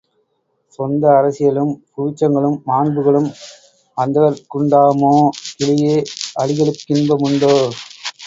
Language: Tamil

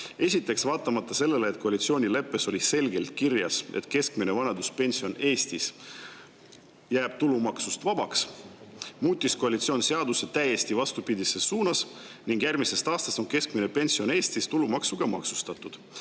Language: Estonian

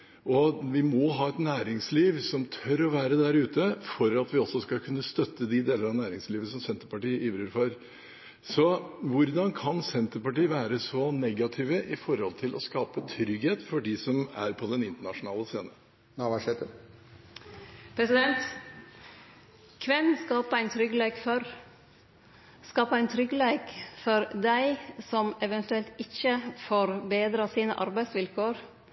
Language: Norwegian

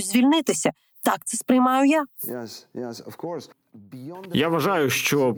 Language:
Ukrainian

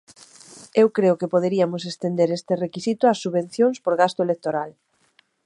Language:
Galician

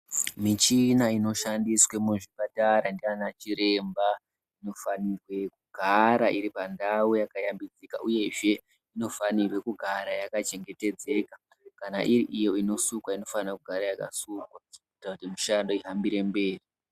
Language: Ndau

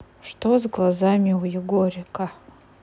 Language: Russian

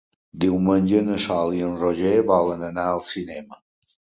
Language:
Catalan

